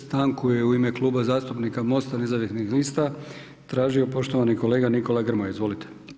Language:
Croatian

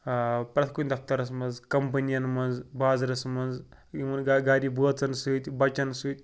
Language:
Kashmiri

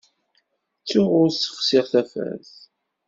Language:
Kabyle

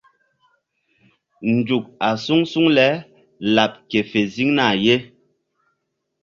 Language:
Mbum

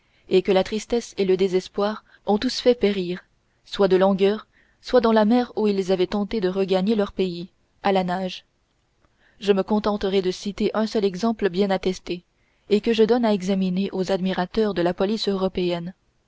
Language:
French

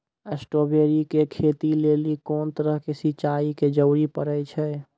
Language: Maithili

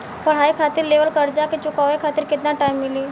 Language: Bhojpuri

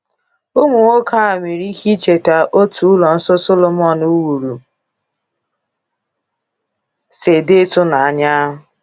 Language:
Igbo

